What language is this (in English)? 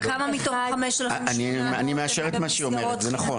Hebrew